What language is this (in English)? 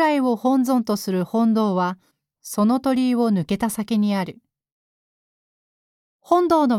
Japanese